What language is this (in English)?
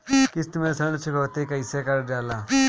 Bhojpuri